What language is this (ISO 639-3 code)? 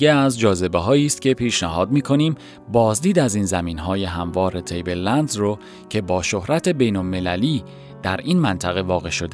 fas